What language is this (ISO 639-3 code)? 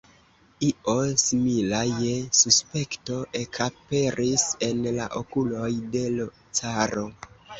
epo